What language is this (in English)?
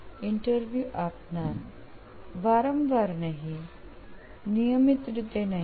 Gujarati